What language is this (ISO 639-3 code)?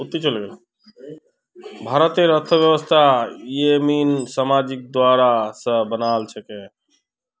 mag